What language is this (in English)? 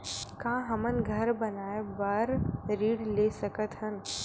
Chhattisgarhi